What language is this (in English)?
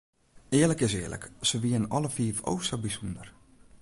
Western Frisian